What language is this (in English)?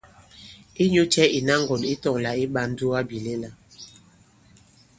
Bankon